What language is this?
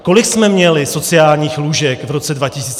Czech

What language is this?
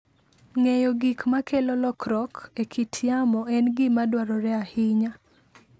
Luo (Kenya and Tanzania)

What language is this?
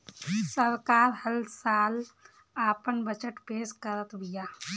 Bhojpuri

